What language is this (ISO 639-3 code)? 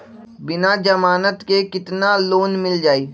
mag